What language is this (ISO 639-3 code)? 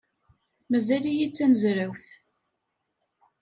kab